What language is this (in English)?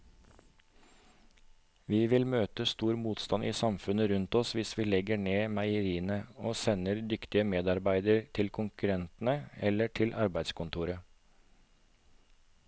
Norwegian